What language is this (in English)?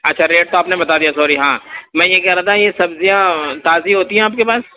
Urdu